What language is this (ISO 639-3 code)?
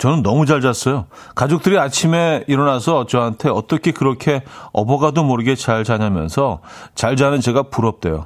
kor